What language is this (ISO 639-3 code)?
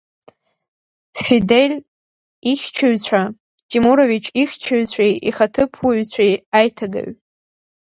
abk